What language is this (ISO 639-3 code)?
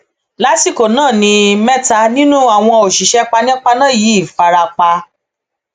yor